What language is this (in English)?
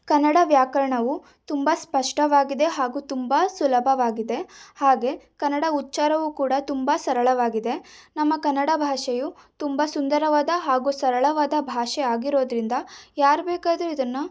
Kannada